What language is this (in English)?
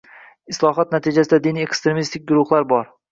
Uzbek